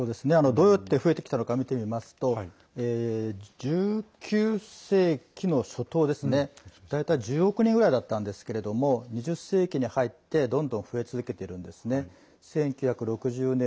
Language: Japanese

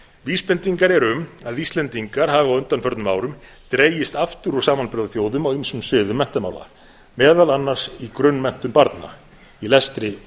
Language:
Icelandic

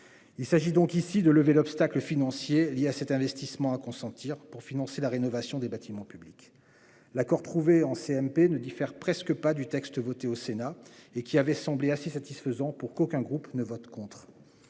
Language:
French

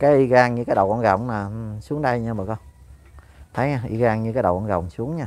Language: Vietnamese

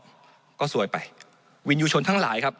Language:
Thai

